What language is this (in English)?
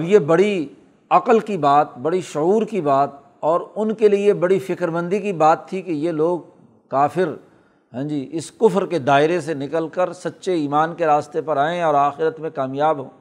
Urdu